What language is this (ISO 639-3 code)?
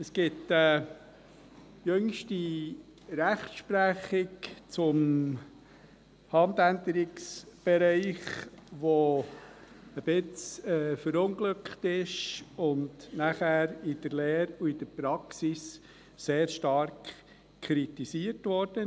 gsw